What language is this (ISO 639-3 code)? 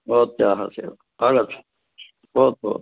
san